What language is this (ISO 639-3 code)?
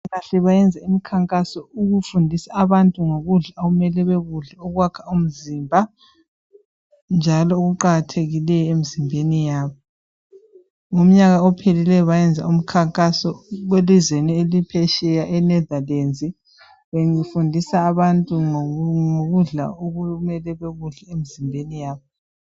nde